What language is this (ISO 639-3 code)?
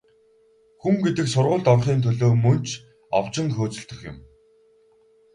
mon